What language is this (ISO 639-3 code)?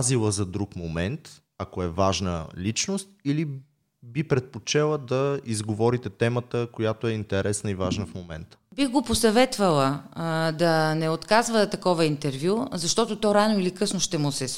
bul